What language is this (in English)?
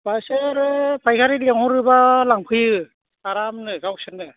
Bodo